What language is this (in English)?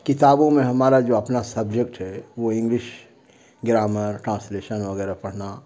Urdu